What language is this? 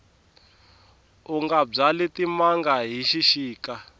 Tsonga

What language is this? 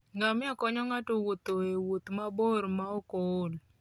Luo (Kenya and Tanzania)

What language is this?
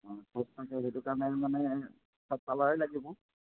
Assamese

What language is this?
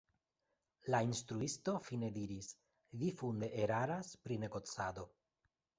Esperanto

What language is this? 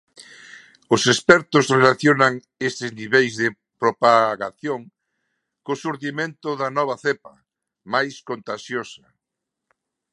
Galician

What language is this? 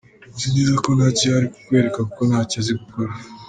Kinyarwanda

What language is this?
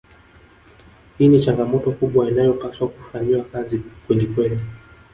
Swahili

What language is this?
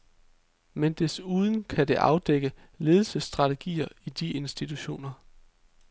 Danish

